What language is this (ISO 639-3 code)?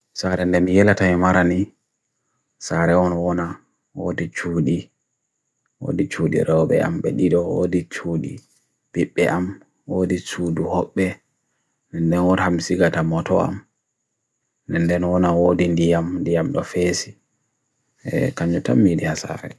fui